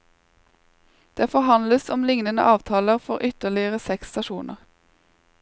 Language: Norwegian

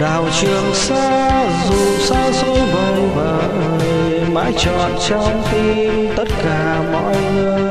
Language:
Vietnamese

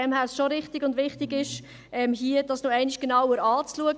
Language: Swiss German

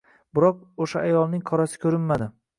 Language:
Uzbek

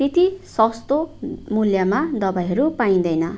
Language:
Nepali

